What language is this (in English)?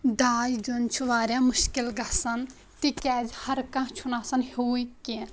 Kashmiri